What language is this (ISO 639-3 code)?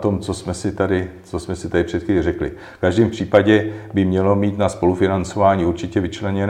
ces